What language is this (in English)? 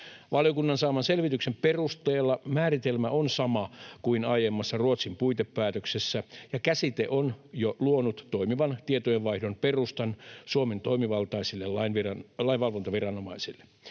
Finnish